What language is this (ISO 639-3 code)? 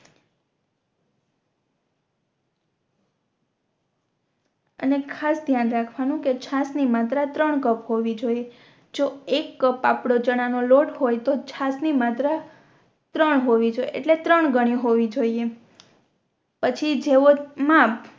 guj